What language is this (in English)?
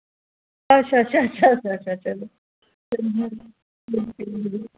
Dogri